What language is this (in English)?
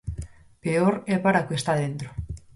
Galician